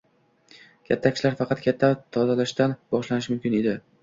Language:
Uzbek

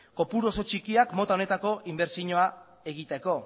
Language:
Basque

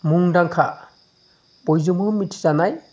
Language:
Bodo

